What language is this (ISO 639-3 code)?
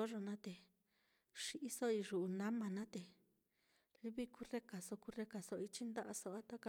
vmm